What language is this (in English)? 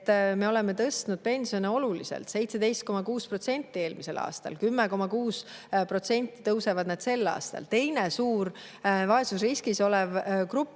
Estonian